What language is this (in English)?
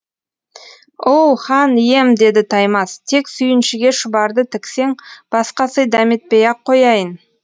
Kazakh